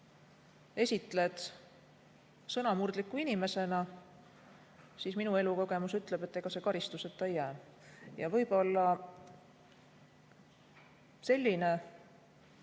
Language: Estonian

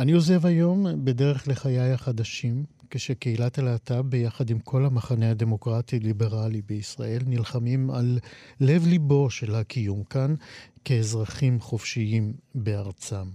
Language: Hebrew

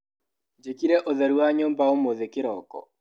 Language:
Kikuyu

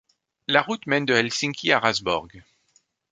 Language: French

